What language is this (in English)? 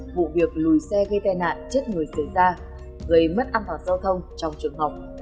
Vietnamese